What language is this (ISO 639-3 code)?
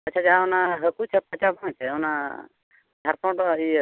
sat